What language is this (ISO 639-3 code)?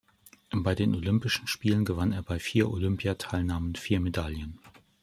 deu